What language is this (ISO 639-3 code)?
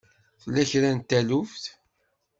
kab